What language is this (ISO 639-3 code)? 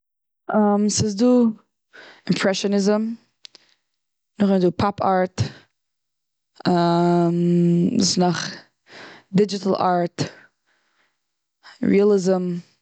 yid